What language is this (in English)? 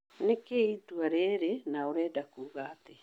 Kikuyu